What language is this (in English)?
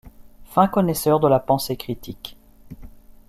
French